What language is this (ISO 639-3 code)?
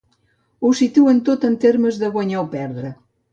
cat